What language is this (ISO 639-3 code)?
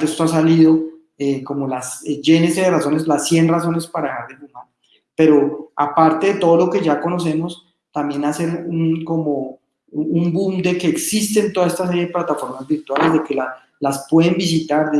spa